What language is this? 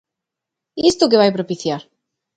Galician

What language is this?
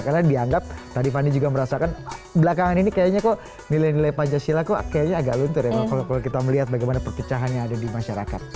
Indonesian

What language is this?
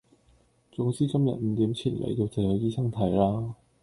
Cantonese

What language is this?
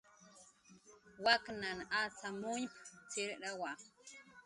Jaqaru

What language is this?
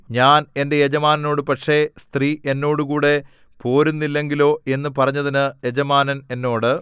Malayalam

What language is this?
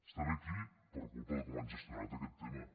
Catalan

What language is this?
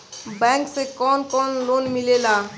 Bhojpuri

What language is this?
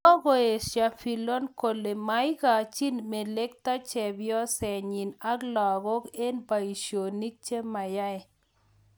Kalenjin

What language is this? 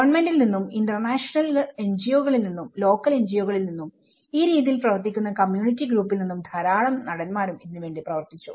Malayalam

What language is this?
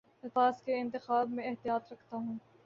Urdu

